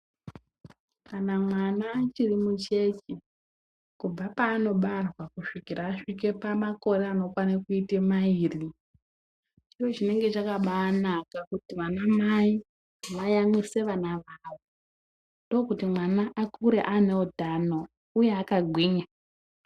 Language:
Ndau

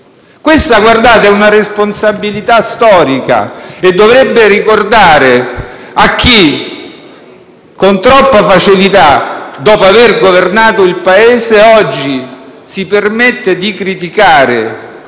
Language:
Italian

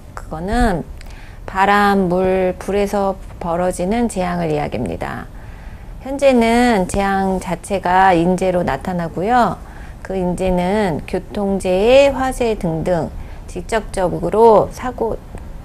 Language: Korean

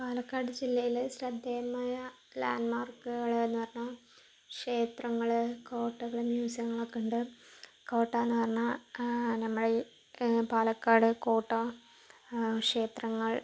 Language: Malayalam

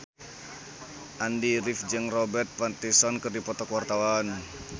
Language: Sundanese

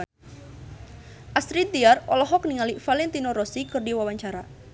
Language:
Sundanese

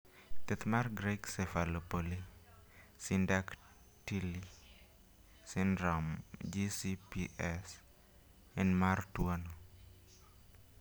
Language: Luo (Kenya and Tanzania)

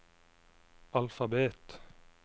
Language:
Norwegian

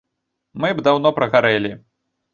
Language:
Belarusian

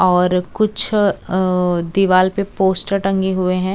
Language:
Hindi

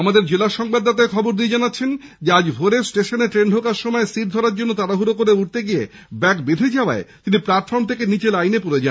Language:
Bangla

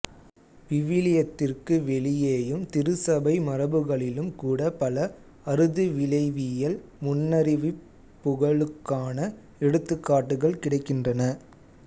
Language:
Tamil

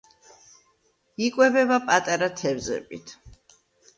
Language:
Georgian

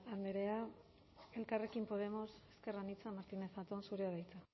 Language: Basque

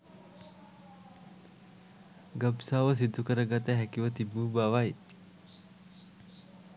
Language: Sinhala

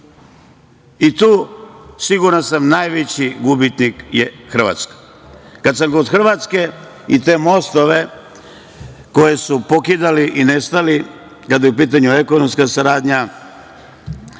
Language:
Serbian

